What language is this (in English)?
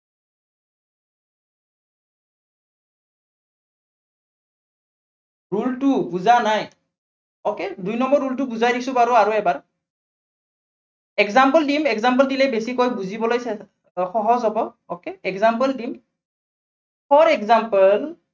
Assamese